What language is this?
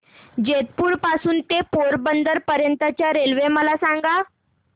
Marathi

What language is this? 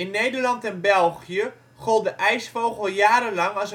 Dutch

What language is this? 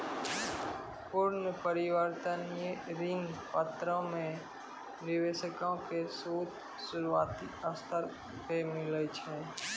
Maithili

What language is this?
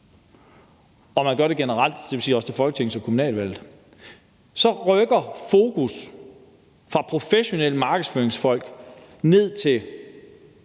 Danish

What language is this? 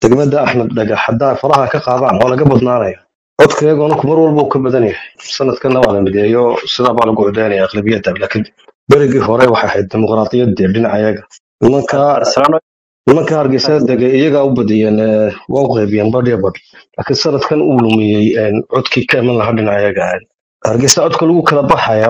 Arabic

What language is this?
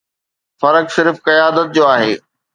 Sindhi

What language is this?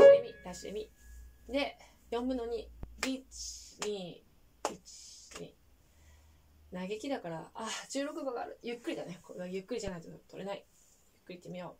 Japanese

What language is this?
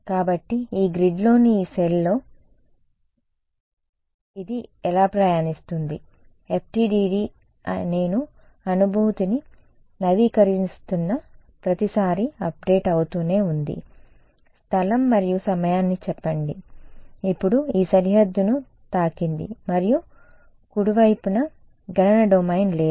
Telugu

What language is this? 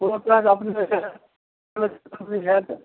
Maithili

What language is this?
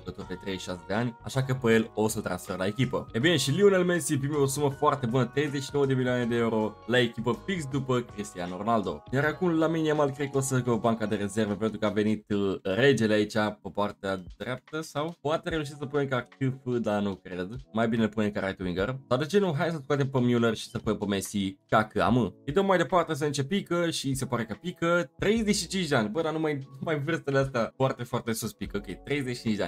Romanian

